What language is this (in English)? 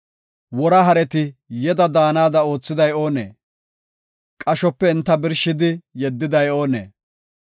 Gofa